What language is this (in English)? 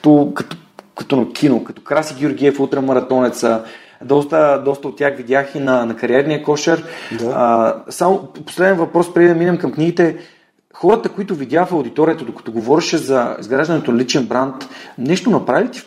Bulgarian